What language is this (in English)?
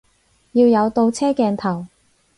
Cantonese